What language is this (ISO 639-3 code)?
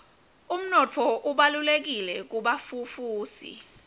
ssw